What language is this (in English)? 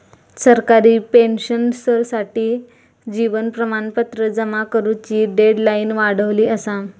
Marathi